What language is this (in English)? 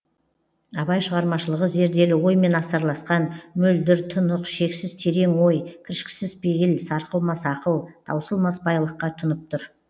Kazakh